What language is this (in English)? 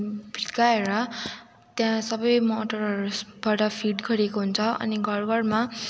Nepali